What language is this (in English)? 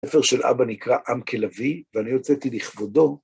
Hebrew